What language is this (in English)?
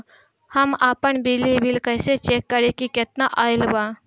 Bhojpuri